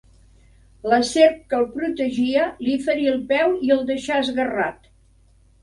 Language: Catalan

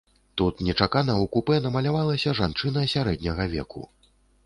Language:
Belarusian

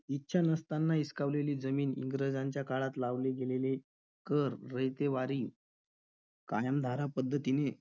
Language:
Marathi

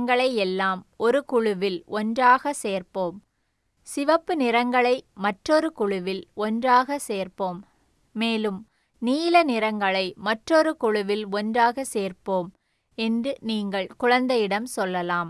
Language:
Tamil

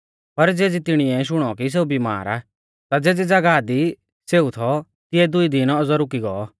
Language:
Mahasu Pahari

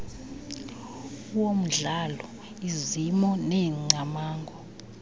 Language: Xhosa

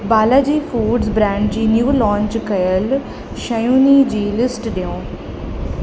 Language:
Sindhi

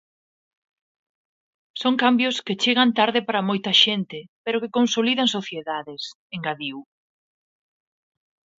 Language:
Galician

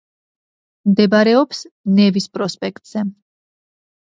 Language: Georgian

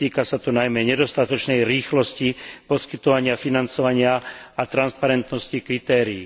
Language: Slovak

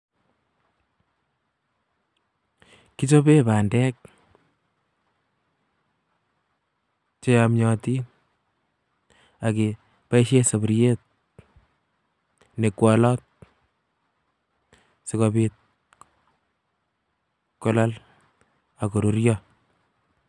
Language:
Kalenjin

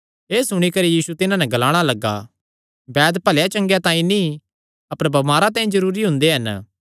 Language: Kangri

